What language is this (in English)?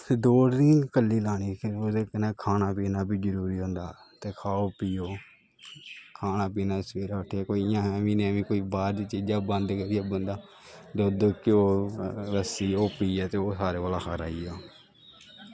Dogri